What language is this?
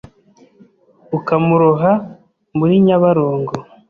Kinyarwanda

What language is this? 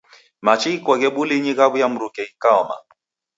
Taita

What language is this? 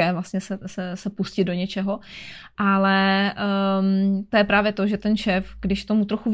Czech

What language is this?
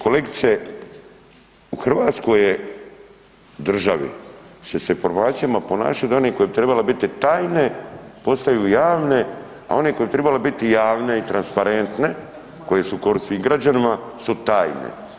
Croatian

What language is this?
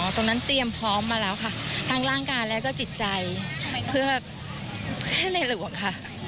Thai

